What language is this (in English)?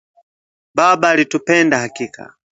Swahili